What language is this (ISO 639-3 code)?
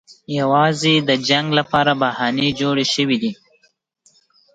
pus